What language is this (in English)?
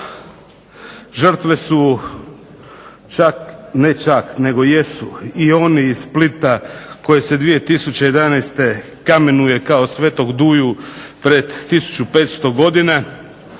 Croatian